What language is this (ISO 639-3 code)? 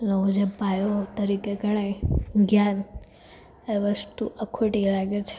guj